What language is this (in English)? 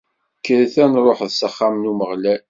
Kabyle